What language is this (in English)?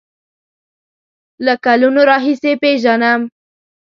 Pashto